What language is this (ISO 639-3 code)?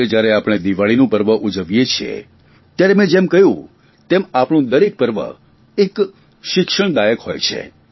guj